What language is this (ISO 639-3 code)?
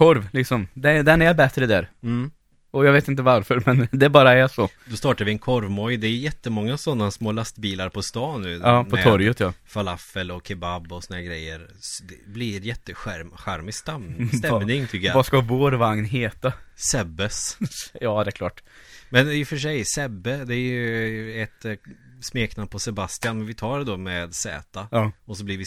swe